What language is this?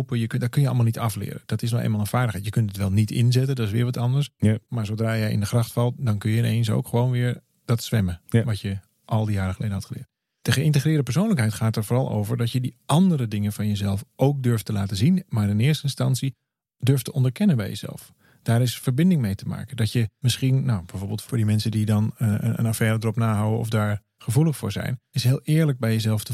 Dutch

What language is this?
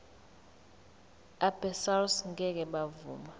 Zulu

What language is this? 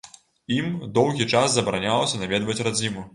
Belarusian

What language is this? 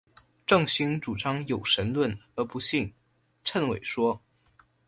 Chinese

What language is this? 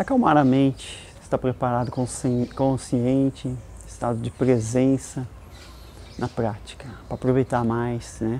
Portuguese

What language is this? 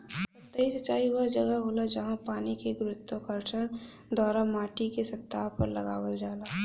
Bhojpuri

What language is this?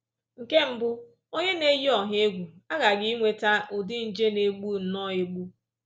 Igbo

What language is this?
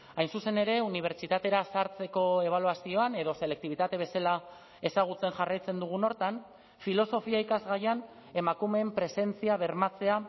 Basque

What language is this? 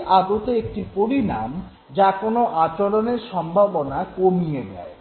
Bangla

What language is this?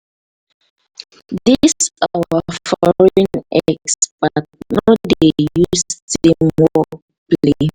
Nigerian Pidgin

